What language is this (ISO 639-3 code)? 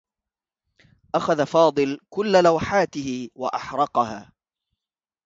ara